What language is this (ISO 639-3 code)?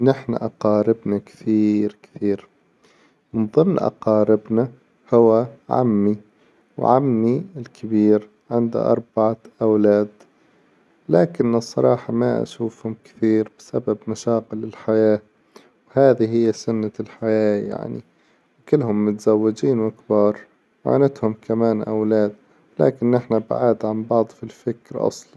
acw